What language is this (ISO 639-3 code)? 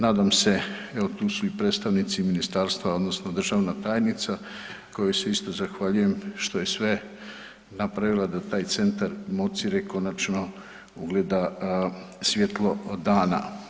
hrv